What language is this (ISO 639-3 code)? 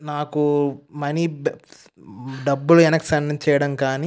tel